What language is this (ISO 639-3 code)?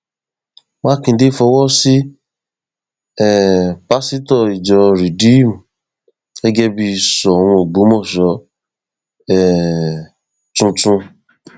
yor